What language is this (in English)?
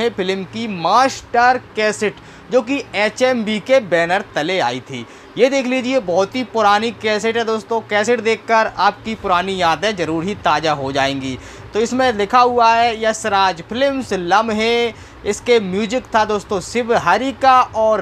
Hindi